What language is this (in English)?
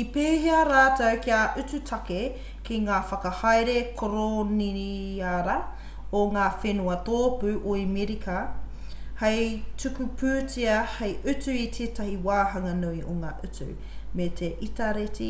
Māori